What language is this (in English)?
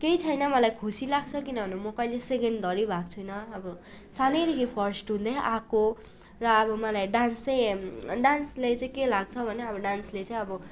Nepali